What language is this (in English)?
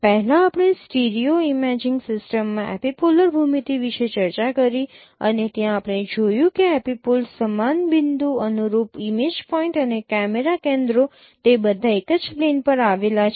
Gujarati